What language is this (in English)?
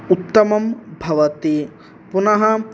Sanskrit